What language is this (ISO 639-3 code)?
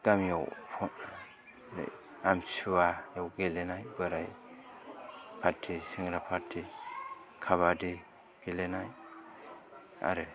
brx